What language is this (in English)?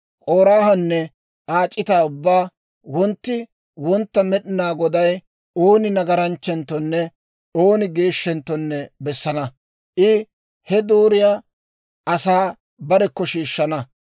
Dawro